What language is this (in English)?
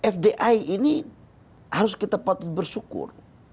Indonesian